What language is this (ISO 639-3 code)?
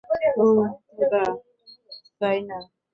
ben